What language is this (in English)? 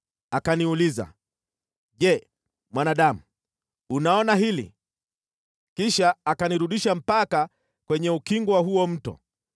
Swahili